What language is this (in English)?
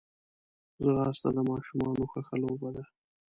Pashto